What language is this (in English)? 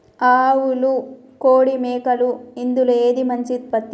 Telugu